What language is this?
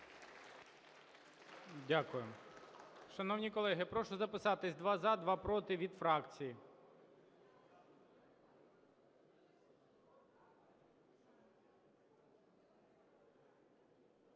Ukrainian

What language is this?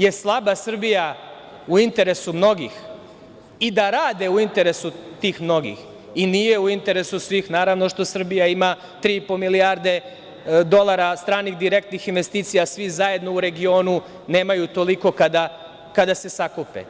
Serbian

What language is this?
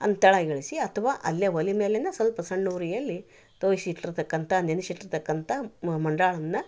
Kannada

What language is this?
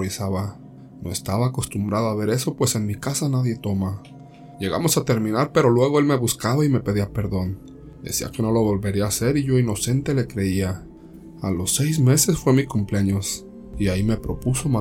Spanish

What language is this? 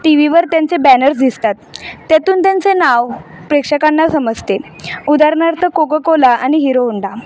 Marathi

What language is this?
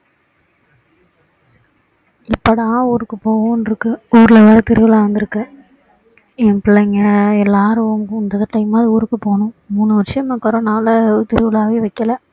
Tamil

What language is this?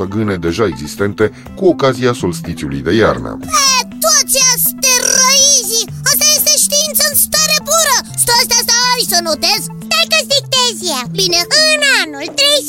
Romanian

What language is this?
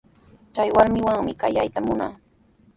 Sihuas Ancash Quechua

